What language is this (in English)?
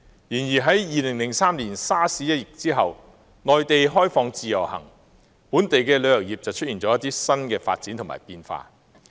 Cantonese